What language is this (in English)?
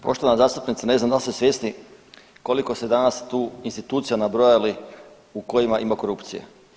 Croatian